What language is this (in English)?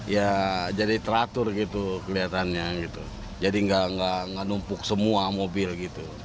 Indonesian